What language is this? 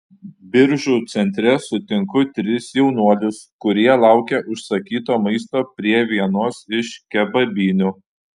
Lithuanian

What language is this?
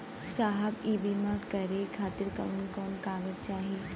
Bhojpuri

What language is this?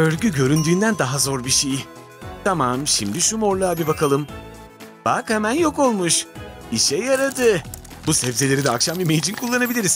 Turkish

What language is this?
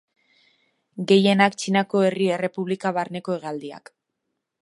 Basque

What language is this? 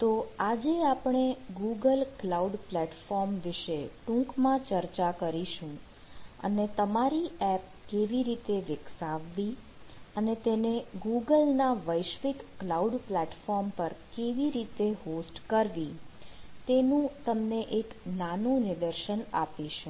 Gujarati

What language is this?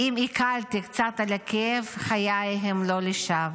Hebrew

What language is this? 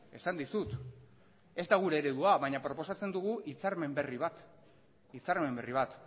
Basque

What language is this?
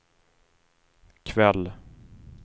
Swedish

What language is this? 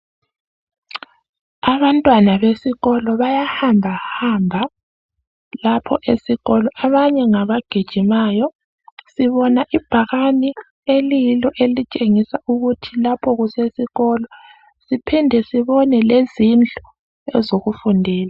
North Ndebele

